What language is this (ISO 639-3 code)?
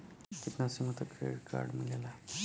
bho